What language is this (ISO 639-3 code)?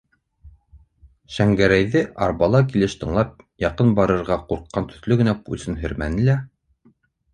bak